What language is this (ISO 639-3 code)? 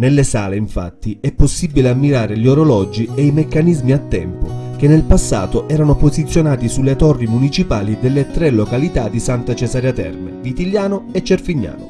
ita